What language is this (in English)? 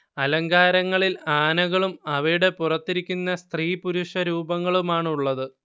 Malayalam